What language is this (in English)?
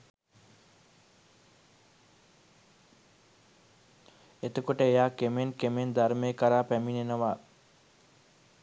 Sinhala